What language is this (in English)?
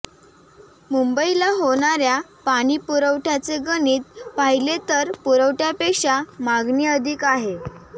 Marathi